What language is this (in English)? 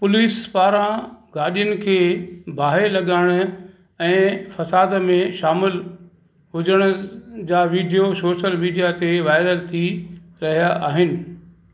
Sindhi